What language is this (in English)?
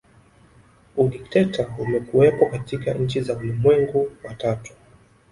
Swahili